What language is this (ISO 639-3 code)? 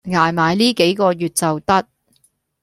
yue